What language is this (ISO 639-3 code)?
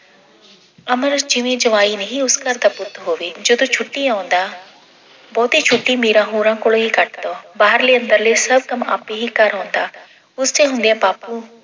pan